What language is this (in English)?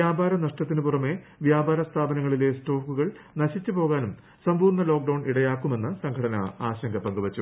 Malayalam